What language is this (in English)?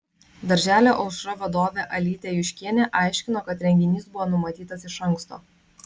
Lithuanian